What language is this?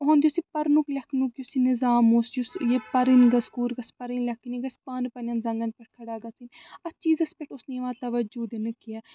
Kashmiri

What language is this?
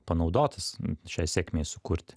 Lithuanian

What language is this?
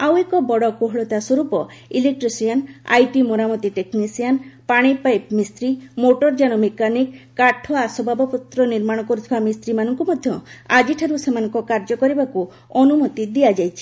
Odia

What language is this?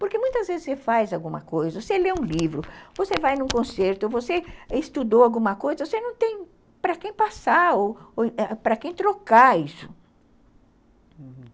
Portuguese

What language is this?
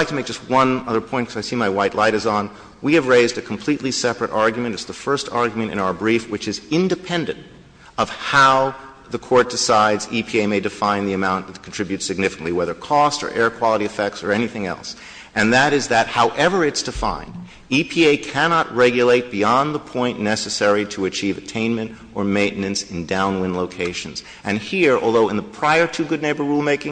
English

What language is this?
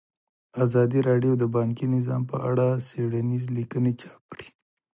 Pashto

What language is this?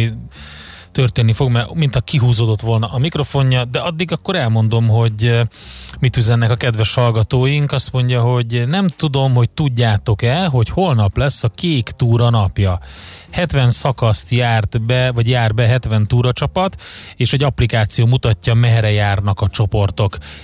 Hungarian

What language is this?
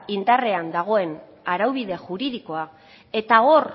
Basque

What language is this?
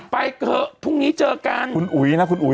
Thai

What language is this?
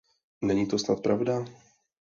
Czech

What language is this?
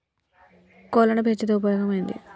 Telugu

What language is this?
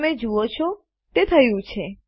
Gujarati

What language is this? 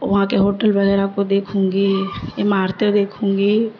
Urdu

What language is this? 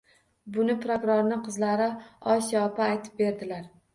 Uzbek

